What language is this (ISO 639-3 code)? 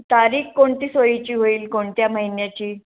mar